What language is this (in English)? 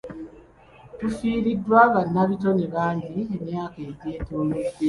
Ganda